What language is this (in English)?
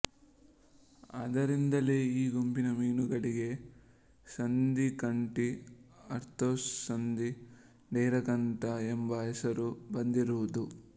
Kannada